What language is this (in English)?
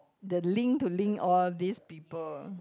English